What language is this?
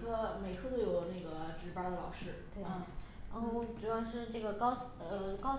Chinese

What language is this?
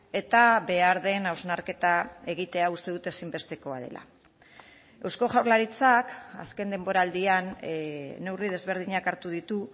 Basque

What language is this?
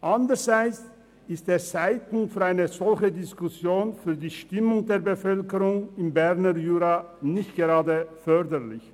Swiss German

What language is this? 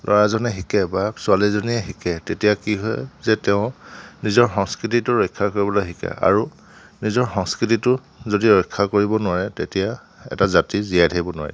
Assamese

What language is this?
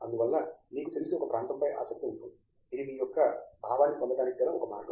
Telugu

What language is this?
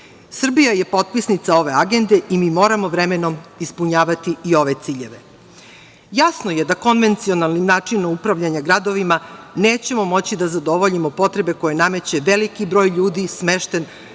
Serbian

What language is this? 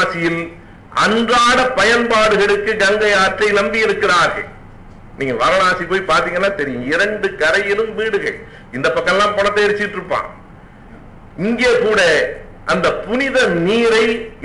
Tamil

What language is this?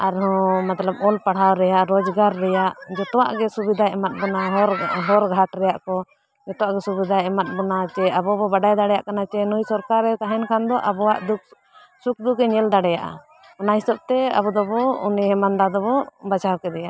Santali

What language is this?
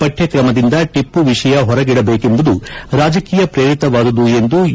Kannada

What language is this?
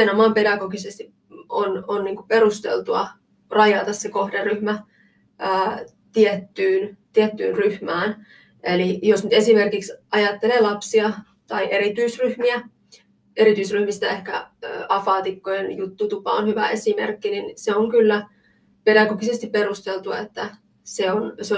Finnish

